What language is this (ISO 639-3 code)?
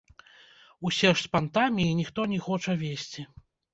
bel